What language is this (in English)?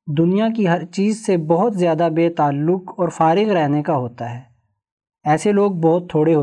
Urdu